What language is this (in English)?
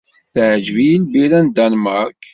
Kabyle